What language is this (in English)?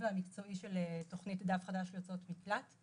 Hebrew